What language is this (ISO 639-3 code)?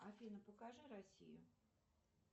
rus